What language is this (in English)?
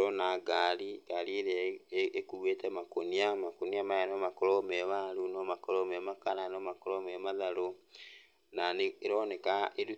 Kikuyu